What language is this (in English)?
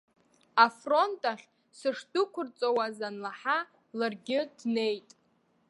Abkhazian